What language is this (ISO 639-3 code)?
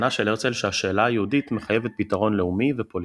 heb